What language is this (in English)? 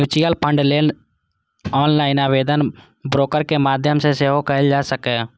Maithili